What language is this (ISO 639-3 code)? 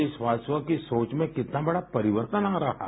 hin